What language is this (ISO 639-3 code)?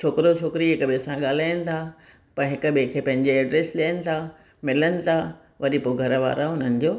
snd